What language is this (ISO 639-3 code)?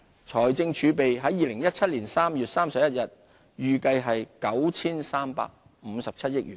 yue